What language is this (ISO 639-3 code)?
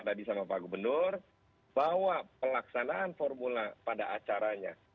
ind